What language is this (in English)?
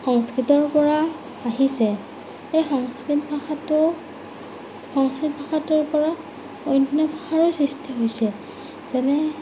Assamese